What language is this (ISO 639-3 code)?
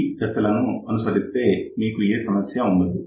tel